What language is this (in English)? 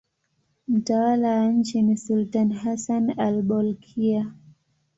Swahili